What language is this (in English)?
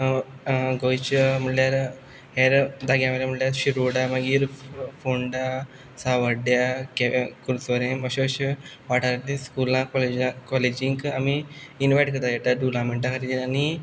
Konkani